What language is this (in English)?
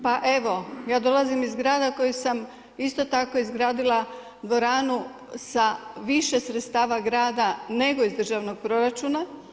Croatian